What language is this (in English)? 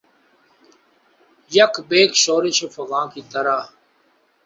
Urdu